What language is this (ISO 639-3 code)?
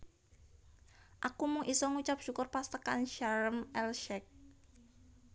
jav